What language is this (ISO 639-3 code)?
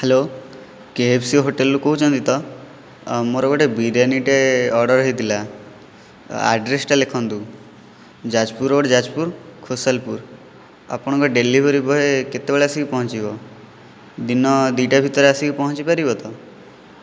ori